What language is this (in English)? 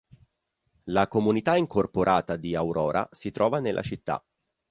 Italian